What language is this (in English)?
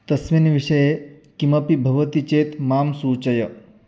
Sanskrit